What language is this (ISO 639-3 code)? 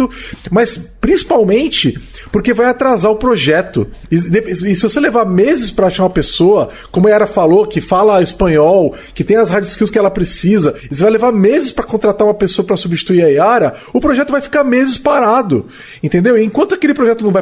por